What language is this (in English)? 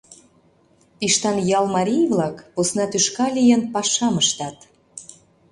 Mari